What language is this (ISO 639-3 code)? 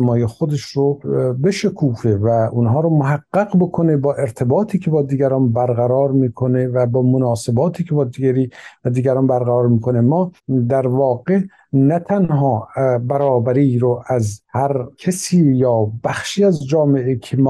fas